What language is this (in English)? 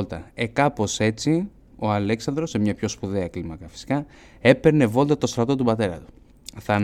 Greek